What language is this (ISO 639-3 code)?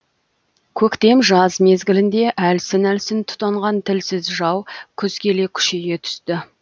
kaz